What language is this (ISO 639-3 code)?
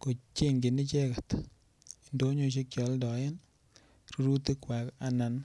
kln